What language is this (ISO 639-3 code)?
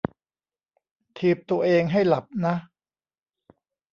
tha